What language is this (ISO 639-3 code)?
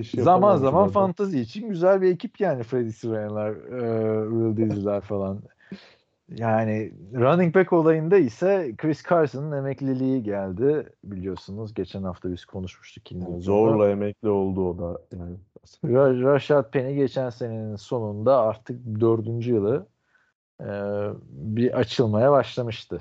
tur